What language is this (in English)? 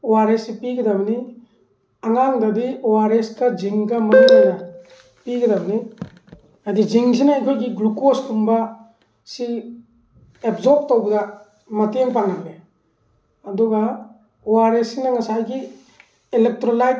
Manipuri